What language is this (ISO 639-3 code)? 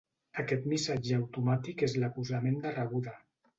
cat